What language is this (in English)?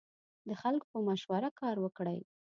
Pashto